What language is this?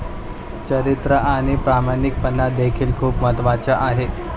Marathi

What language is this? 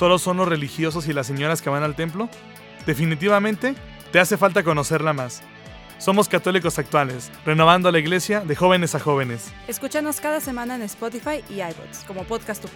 Spanish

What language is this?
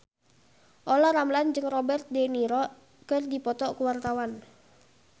Sundanese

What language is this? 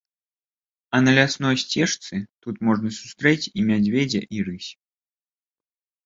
Belarusian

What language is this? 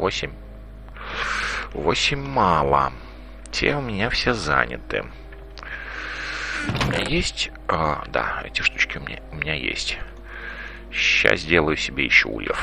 Russian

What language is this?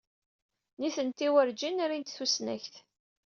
Kabyle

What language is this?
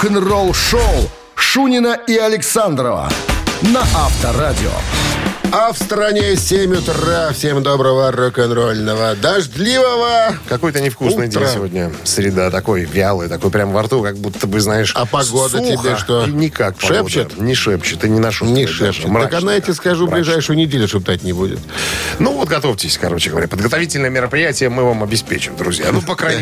Russian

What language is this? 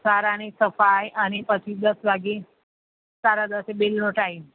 Gujarati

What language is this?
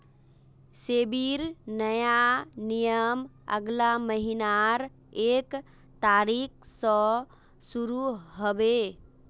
Magahi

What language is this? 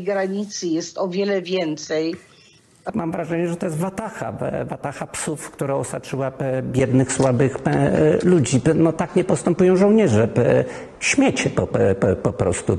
Polish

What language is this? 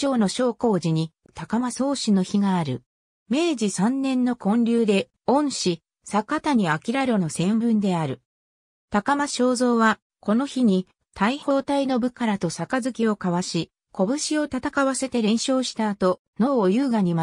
Japanese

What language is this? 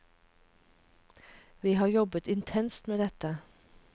Norwegian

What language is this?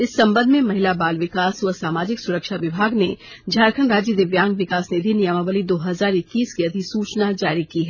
Hindi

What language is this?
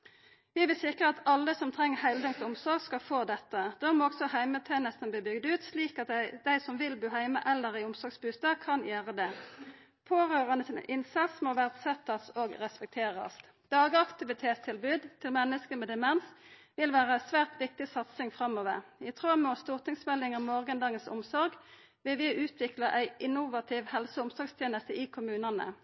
Norwegian Nynorsk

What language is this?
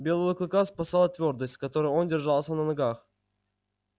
Russian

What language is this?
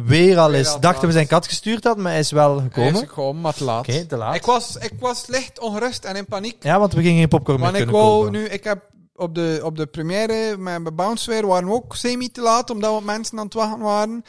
Dutch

